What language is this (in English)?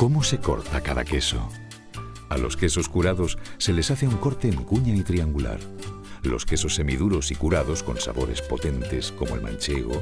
Spanish